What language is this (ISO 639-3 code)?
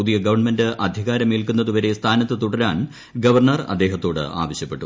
mal